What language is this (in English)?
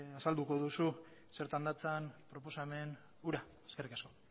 Basque